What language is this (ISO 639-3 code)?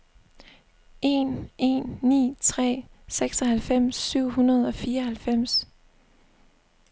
dan